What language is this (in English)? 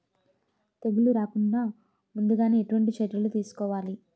Telugu